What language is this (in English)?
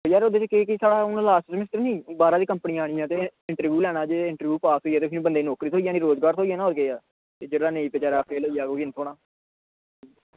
Dogri